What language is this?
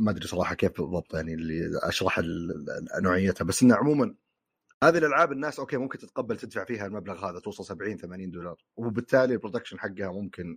Arabic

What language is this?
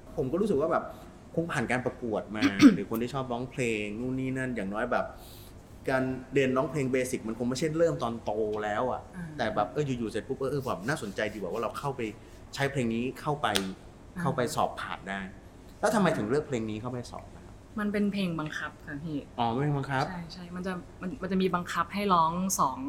Thai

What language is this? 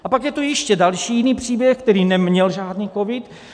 Czech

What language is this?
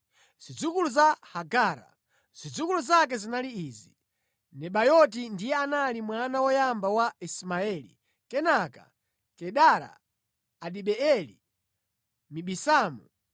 Nyanja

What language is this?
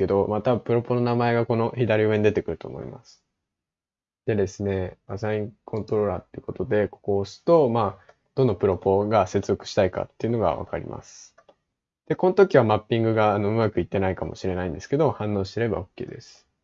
Japanese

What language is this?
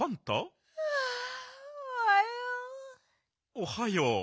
Japanese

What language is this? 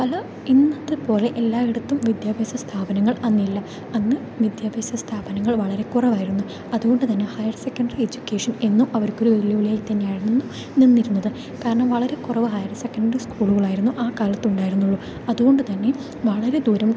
Malayalam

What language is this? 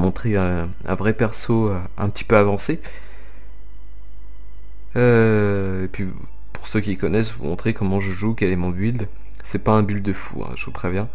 French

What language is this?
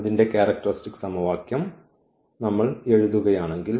Malayalam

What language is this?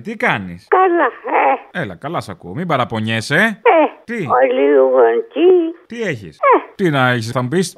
Greek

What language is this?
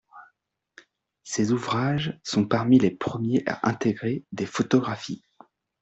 French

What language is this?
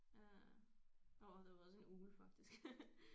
Danish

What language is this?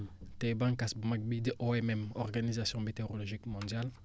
Wolof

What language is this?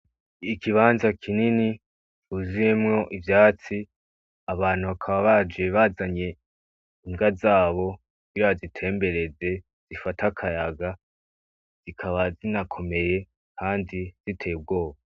Rundi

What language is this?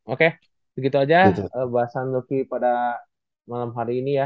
Indonesian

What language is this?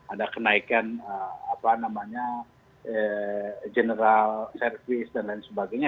Indonesian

